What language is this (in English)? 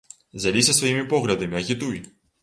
Belarusian